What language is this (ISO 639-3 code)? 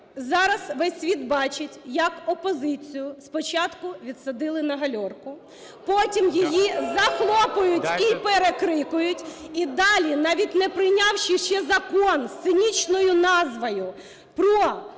ukr